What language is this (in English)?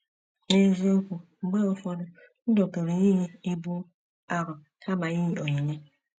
Igbo